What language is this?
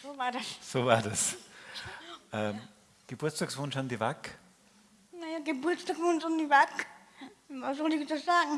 German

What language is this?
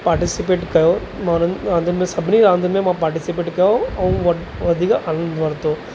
Sindhi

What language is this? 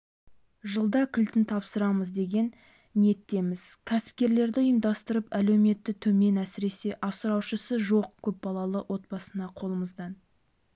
Kazakh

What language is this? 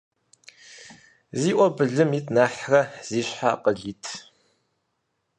Kabardian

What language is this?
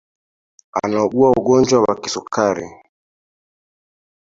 Swahili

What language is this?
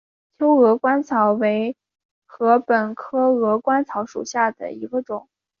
Chinese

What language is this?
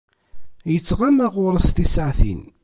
Kabyle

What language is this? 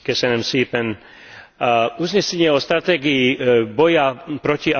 Slovak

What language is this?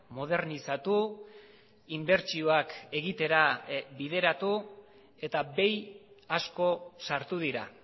Basque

